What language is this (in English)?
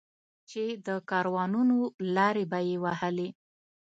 Pashto